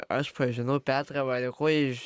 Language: Lithuanian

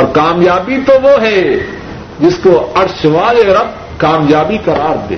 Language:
Urdu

